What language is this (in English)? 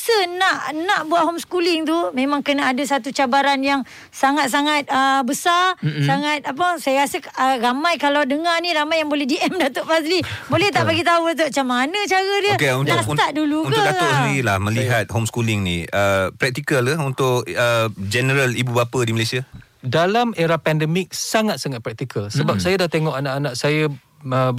Malay